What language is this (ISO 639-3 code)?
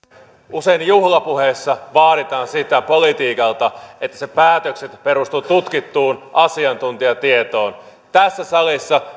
fin